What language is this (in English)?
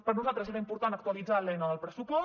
Catalan